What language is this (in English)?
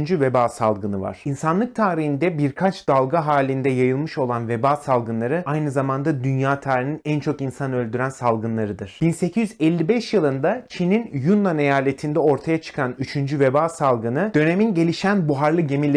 Turkish